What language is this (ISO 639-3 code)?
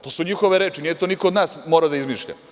srp